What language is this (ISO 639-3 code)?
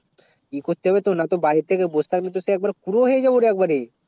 ben